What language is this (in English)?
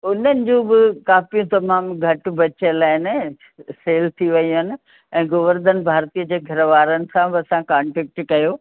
Sindhi